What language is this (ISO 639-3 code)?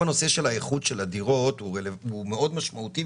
heb